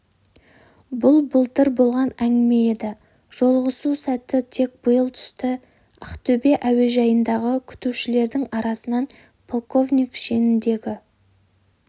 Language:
Kazakh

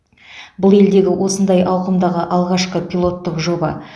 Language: Kazakh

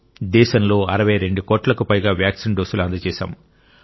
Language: Telugu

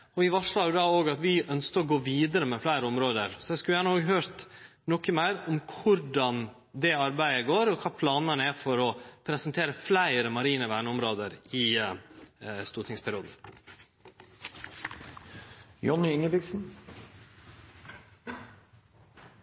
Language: Norwegian Nynorsk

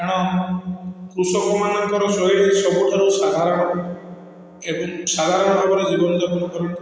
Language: Odia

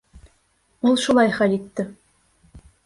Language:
Bashkir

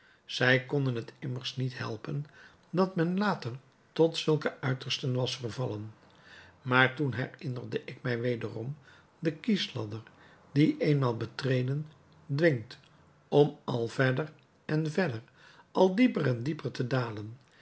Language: Dutch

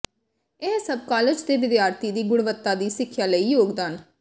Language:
Punjabi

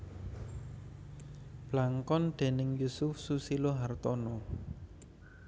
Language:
Javanese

